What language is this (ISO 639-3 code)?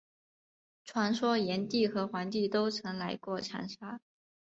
zho